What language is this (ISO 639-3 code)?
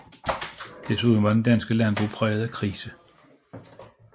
dan